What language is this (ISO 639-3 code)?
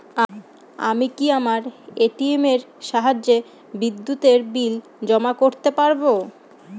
ben